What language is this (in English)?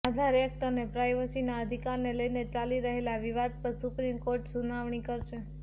Gujarati